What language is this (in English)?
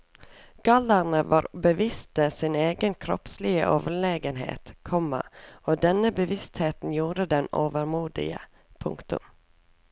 Norwegian